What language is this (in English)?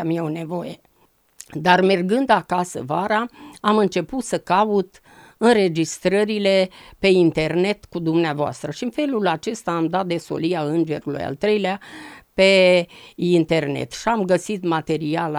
Romanian